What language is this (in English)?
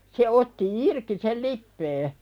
Finnish